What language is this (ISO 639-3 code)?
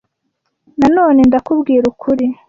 kin